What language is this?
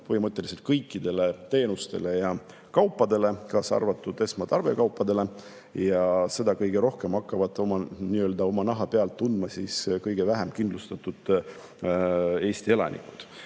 Estonian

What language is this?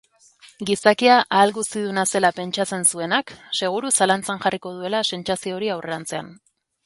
Basque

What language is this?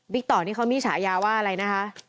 Thai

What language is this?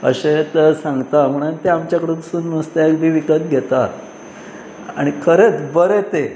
Konkani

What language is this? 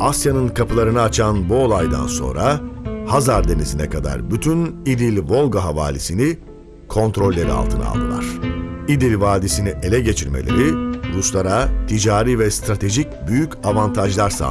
Turkish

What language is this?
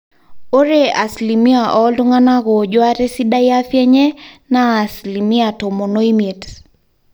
Masai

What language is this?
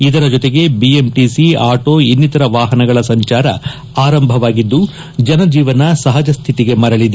Kannada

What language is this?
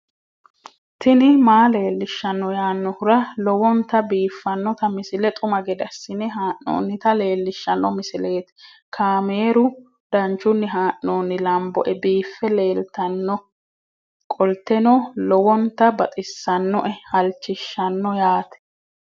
Sidamo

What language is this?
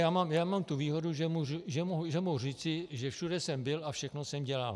Czech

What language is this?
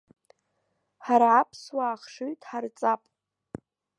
Abkhazian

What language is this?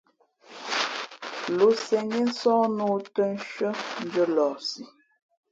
Fe'fe'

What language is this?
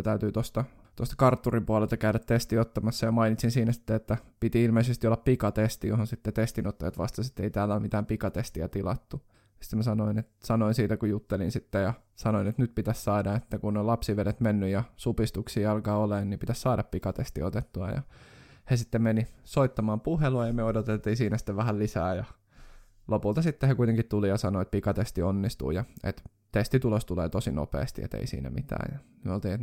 Finnish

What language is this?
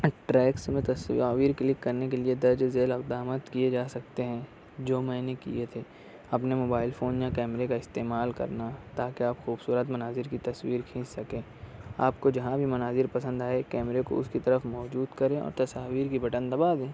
Urdu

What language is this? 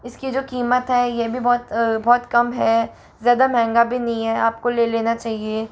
Hindi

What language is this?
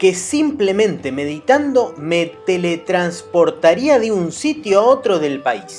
Spanish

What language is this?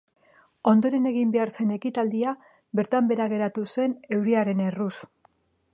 Basque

